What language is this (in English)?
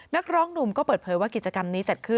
Thai